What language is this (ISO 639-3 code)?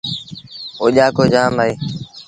sbn